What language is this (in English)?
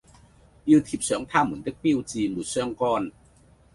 Cantonese